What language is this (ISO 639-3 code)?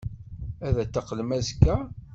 kab